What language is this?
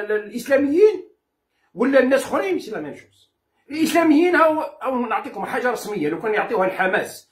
Arabic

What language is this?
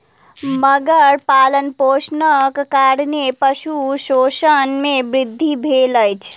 Maithili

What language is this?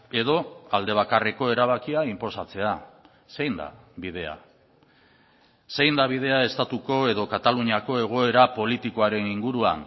Basque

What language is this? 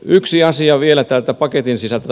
Finnish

